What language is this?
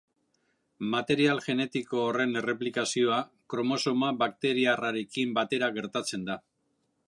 Basque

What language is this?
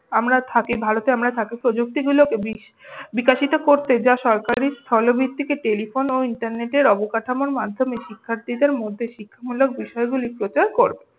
Bangla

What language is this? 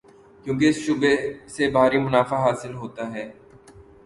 Urdu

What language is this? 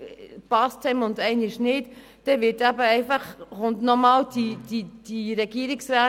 Swiss German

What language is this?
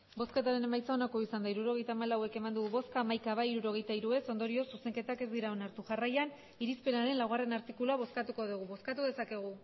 Basque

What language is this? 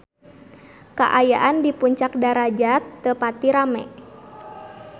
Sundanese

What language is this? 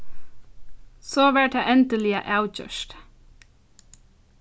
Faroese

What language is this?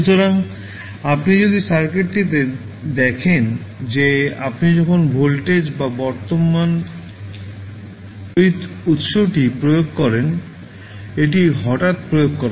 Bangla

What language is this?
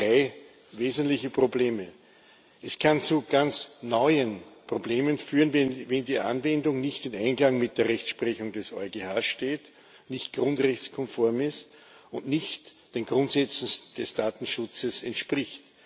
German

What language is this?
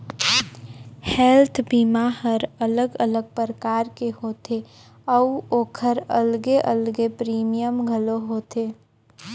Chhattisgarhi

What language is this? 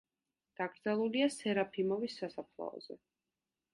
Georgian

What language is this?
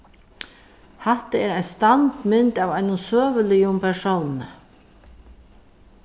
Faroese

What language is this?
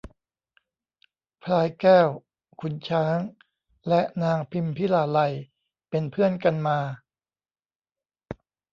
Thai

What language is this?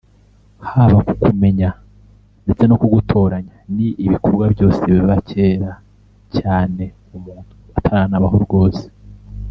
Kinyarwanda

